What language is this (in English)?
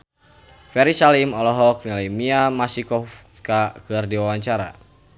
Sundanese